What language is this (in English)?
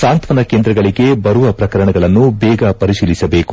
Kannada